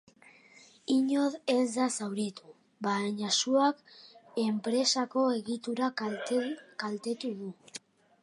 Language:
Basque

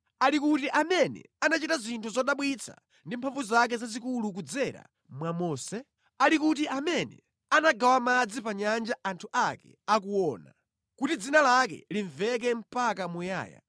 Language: Nyanja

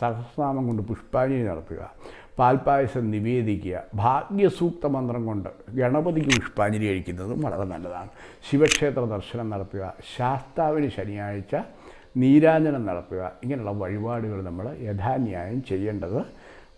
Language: Italian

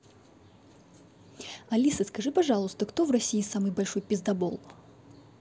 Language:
Russian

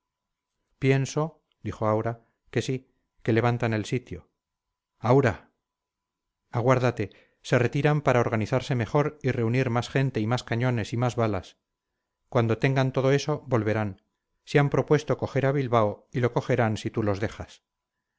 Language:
Spanish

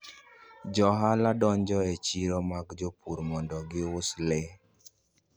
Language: Luo (Kenya and Tanzania)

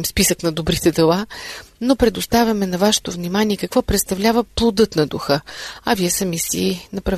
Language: Bulgarian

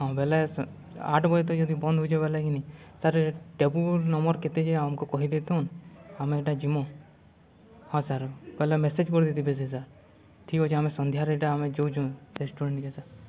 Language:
Odia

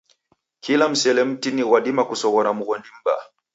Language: Taita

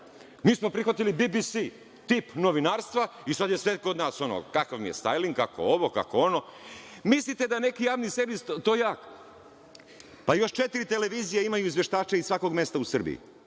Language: Serbian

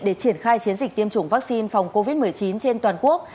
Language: Vietnamese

